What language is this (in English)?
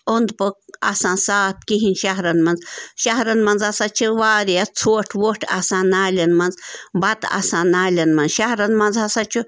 Kashmiri